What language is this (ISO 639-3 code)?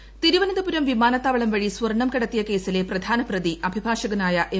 mal